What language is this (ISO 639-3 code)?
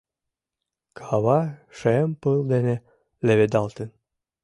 chm